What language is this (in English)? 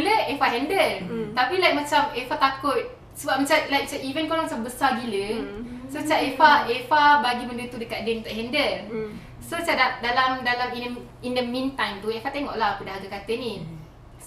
Malay